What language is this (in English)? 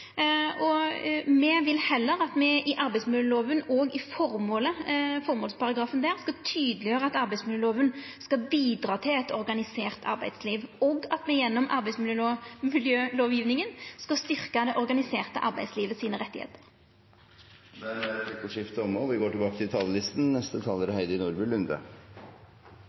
Norwegian Nynorsk